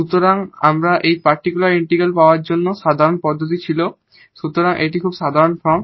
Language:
Bangla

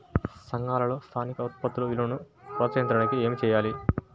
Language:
Telugu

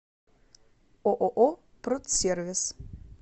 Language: Russian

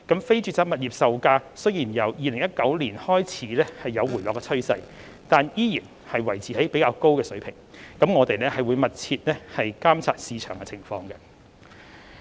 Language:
Cantonese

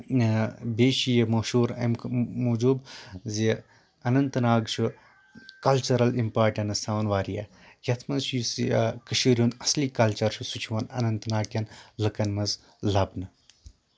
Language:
Kashmiri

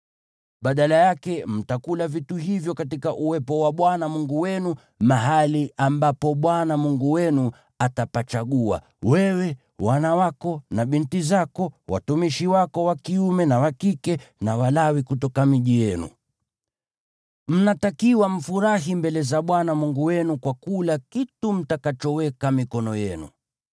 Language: Swahili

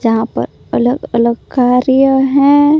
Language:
Hindi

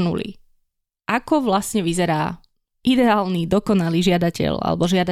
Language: Slovak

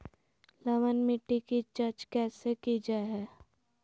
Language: Magahi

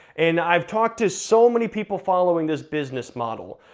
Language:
English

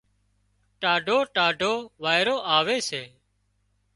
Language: Wadiyara Koli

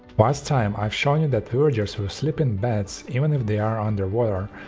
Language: English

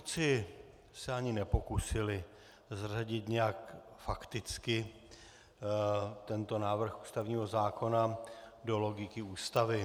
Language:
Czech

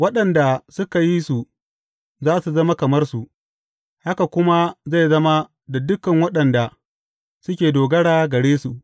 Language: Hausa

